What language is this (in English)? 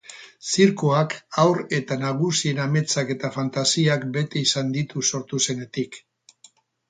Basque